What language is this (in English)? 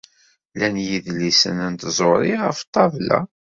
Kabyle